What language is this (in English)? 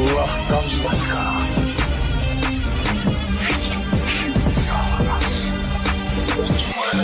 Turkish